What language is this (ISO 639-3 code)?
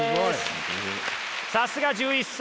jpn